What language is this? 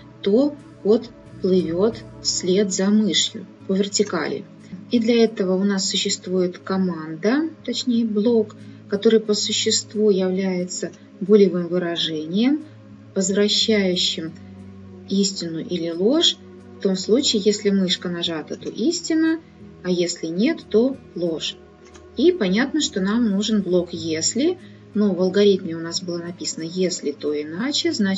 Russian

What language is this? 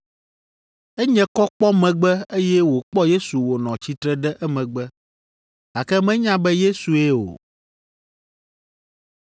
Ewe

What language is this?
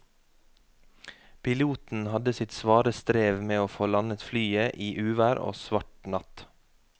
Norwegian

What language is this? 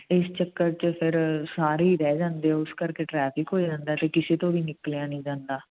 Punjabi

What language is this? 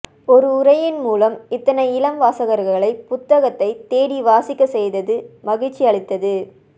Tamil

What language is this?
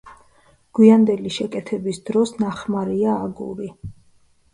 Georgian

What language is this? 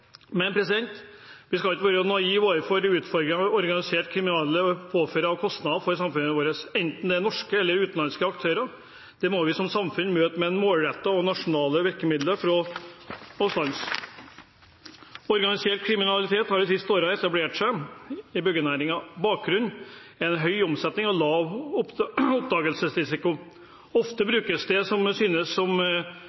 Norwegian Bokmål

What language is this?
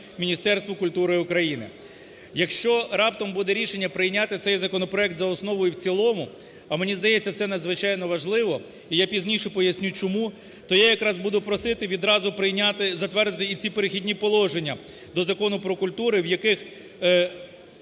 Ukrainian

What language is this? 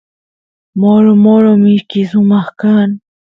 Santiago del Estero Quichua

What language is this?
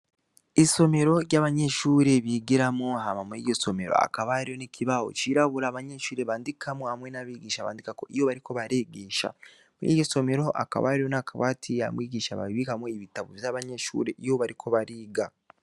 Rundi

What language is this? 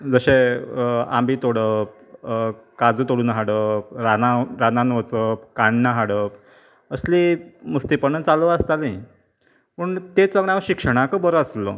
Konkani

